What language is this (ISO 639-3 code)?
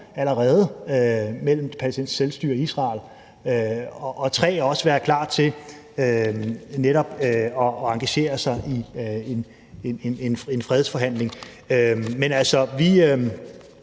dan